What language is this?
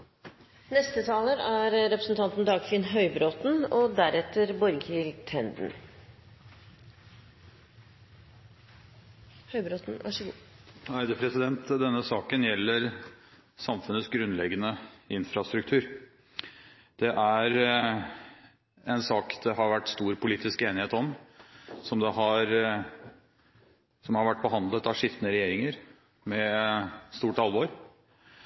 Norwegian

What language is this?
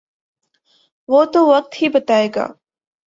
Urdu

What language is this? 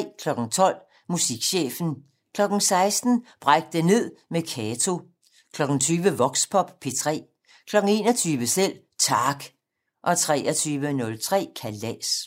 Danish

